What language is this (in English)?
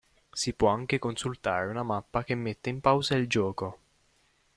Italian